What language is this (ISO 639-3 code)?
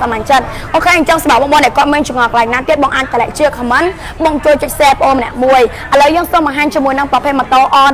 tha